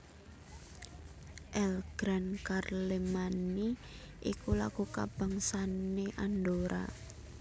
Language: Javanese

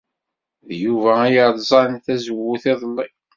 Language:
Kabyle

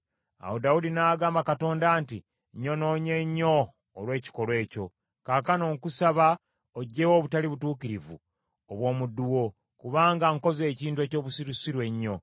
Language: Ganda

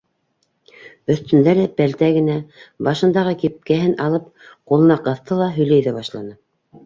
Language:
Bashkir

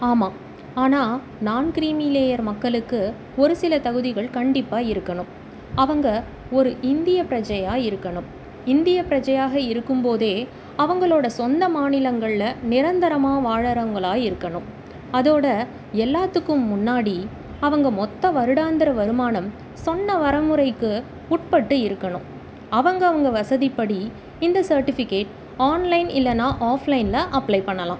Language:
Tamil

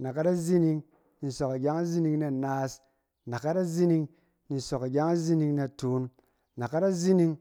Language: Cen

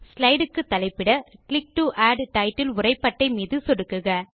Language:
Tamil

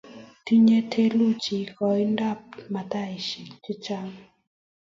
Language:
Kalenjin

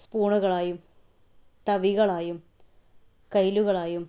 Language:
Malayalam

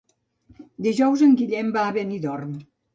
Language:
Catalan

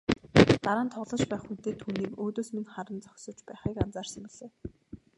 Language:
Mongolian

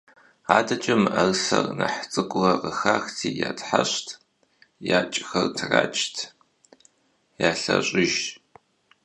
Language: Kabardian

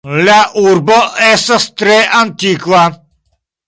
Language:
Esperanto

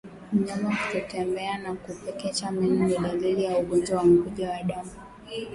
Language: Swahili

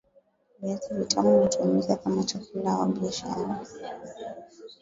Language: Swahili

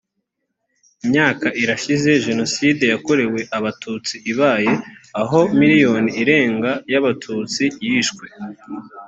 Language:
Kinyarwanda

